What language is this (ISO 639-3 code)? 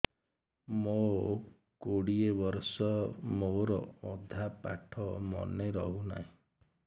ori